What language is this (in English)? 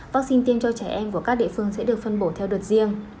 Vietnamese